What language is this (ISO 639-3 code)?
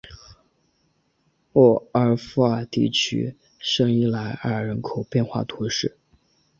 zho